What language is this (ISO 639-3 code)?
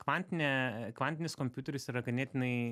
lit